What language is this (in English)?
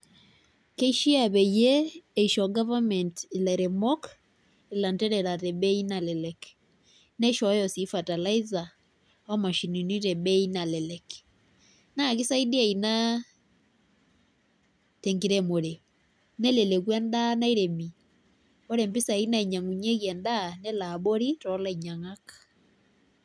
Masai